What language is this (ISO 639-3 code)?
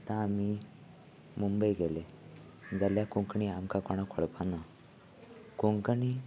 kok